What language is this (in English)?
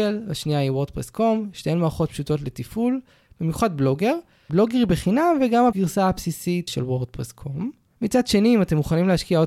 Hebrew